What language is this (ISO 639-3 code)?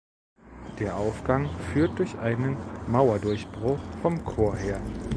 deu